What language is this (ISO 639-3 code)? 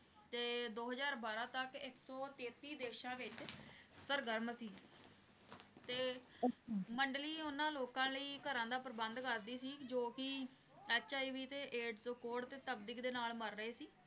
pan